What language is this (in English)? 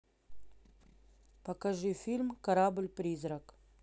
Russian